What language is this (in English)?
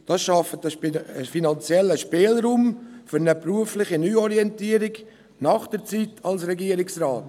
Swiss German